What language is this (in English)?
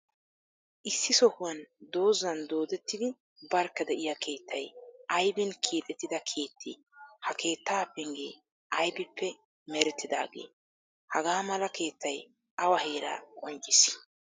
Wolaytta